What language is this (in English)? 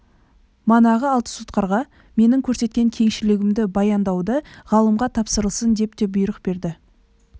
Kazakh